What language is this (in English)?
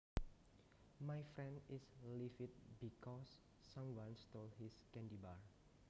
Javanese